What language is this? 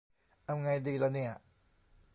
Thai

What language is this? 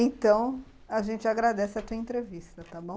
Portuguese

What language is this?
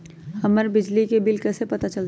Magahi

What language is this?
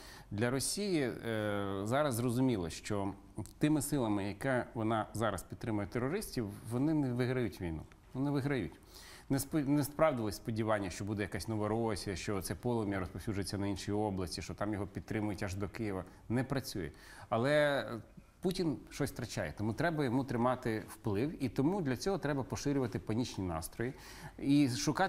Ukrainian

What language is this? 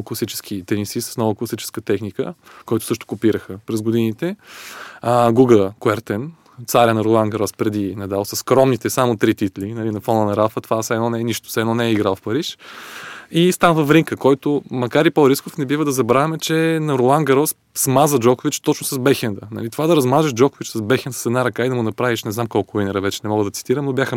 Bulgarian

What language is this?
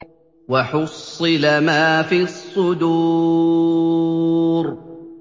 Arabic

